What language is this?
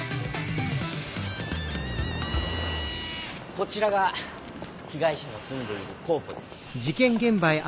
Japanese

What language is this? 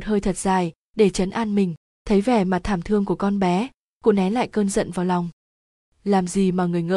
Vietnamese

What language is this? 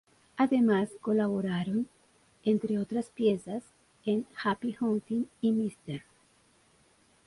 Spanish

